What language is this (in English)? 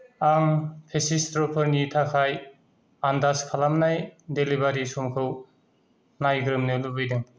Bodo